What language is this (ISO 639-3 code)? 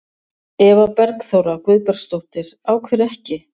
isl